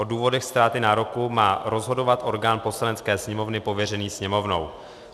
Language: Czech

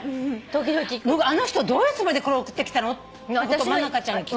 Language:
Japanese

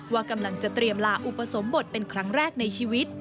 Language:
Thai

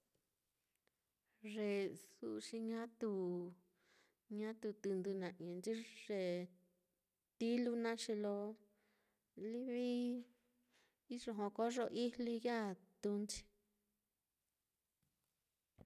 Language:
Mitlatongo Mixtec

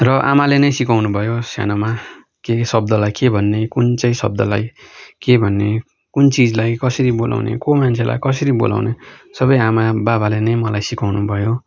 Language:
Nepali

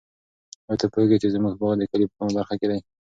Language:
Pashto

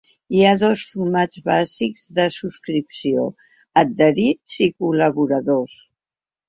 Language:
Catalan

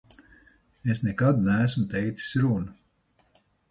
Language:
Latvian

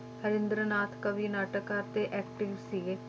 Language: Punjabi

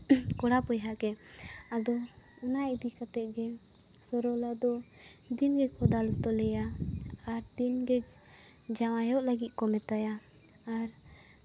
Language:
Santali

